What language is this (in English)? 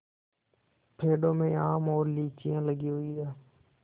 Hindi